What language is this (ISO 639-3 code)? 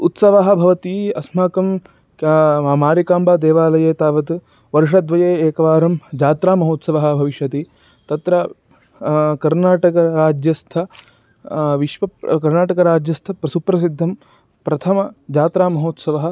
san